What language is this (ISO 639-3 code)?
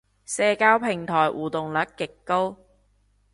yue